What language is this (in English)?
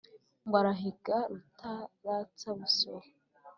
Kinyarwanda